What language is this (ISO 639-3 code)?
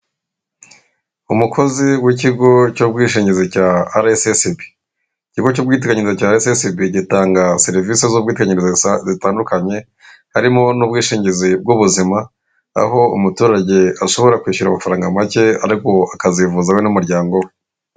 kin